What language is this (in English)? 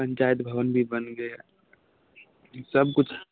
Maithili